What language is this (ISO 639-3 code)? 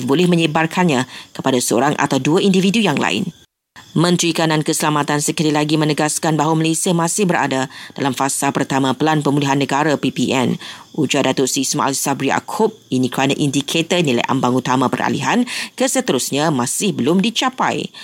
msa